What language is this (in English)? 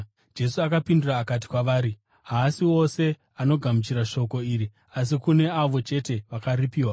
Shona